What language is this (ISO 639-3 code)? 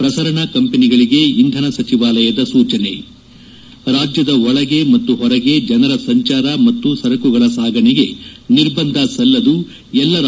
kan